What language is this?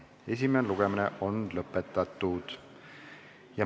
Estonian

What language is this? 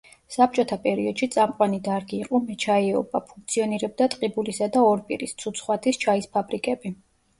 Georgian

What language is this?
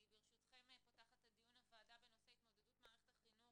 Hebrew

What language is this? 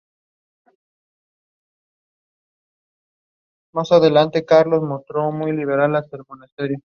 Spanish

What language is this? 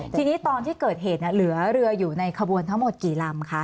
Thai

